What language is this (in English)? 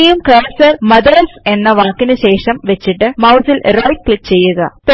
Malayalam